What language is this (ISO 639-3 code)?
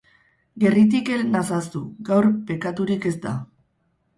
eus